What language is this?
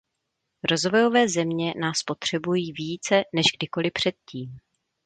Czech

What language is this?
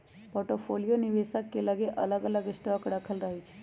Magahi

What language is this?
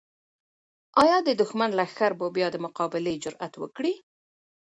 Pashto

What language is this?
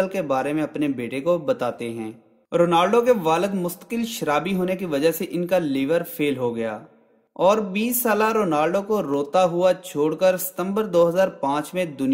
Hindi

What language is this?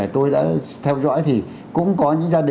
Vietnamese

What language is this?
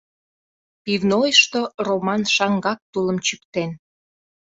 Mari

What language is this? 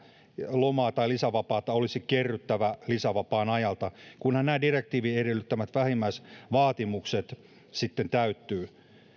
Finnish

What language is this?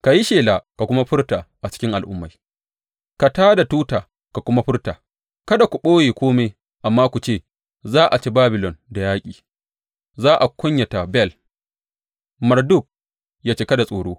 Hausa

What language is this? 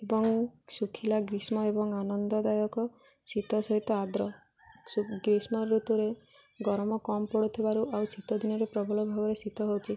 Odia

